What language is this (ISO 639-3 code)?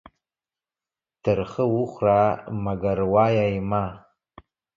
pus